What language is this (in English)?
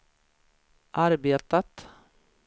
Swedish